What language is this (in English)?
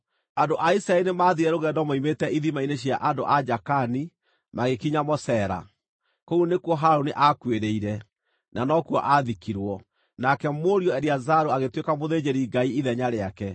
Kikuyu